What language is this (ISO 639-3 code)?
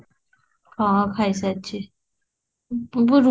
ori